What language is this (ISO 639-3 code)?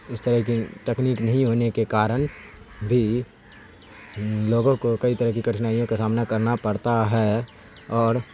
urd